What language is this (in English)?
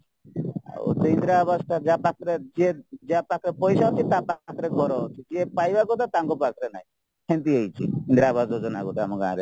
Odia